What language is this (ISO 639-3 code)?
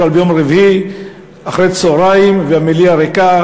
heb